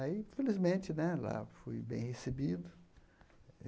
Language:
Portuguese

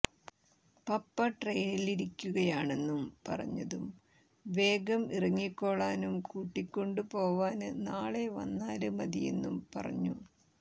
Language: Malayalam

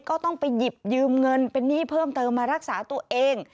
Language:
Thai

